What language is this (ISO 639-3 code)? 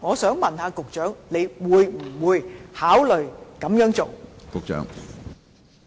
yue